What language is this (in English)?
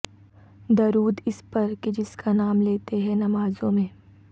Urdu